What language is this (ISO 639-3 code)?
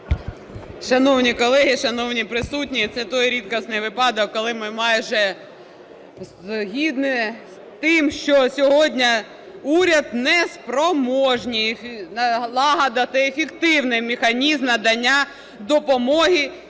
ukr